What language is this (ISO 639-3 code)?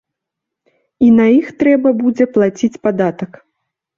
bel